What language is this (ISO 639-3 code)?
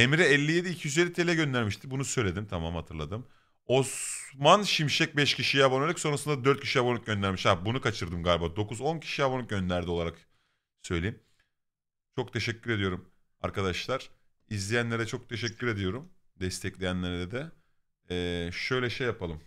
tur